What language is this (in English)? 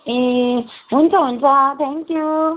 Nepali